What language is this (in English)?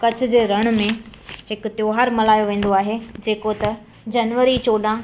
Sindhi